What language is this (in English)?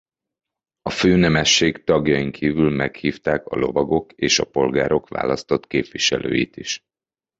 Hungarian